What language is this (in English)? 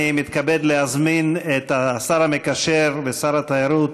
Hebrew